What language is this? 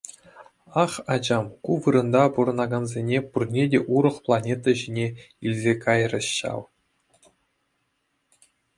Chuvash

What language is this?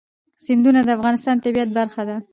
Pashto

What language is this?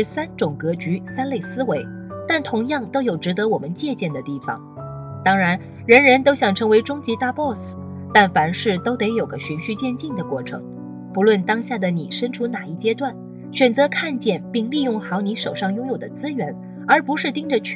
Chinese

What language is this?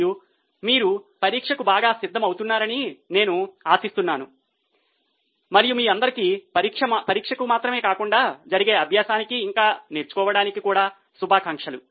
Telugu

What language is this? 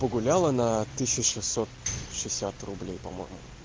Russian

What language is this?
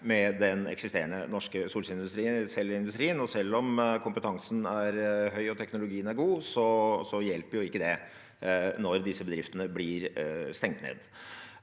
Norwegian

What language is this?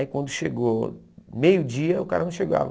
Portuguese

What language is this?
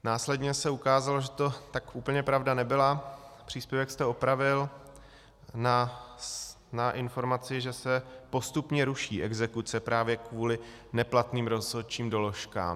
Czech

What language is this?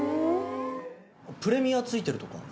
Japanese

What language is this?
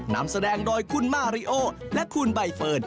Thai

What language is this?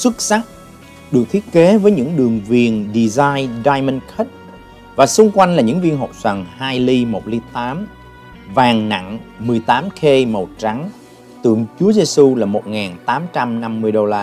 Vietnamese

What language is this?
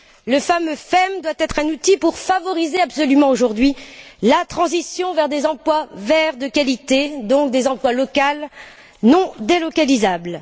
French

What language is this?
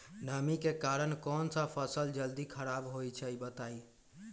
Magahi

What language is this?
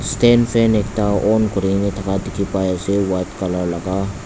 Naga Pidgin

